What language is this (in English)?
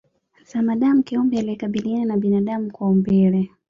Swahili